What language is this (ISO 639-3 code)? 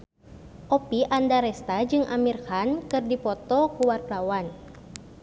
sun